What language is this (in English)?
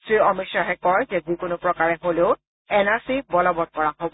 Assamese